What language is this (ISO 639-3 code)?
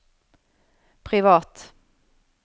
nor